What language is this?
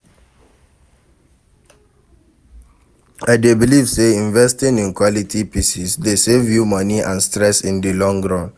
Nigerian Pidgin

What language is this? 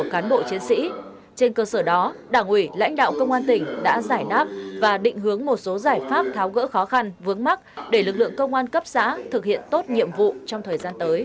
Vietnamese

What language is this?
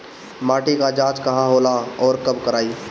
Bhojpuri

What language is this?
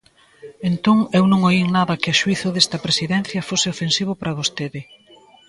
Galician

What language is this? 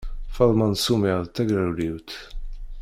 Kabyle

